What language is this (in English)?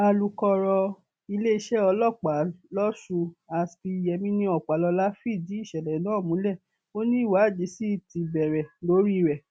Yoruba